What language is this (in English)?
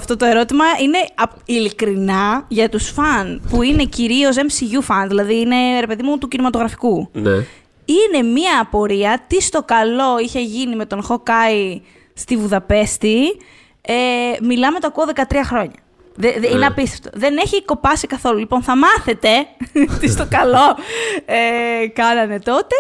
Greek